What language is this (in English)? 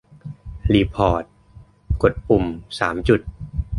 Thai